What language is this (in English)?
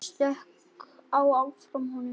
Icelandic